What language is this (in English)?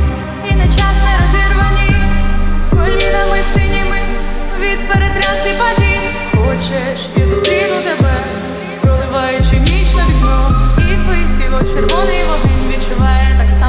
Ukrainian